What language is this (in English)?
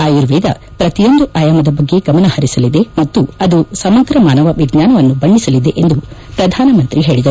Kannada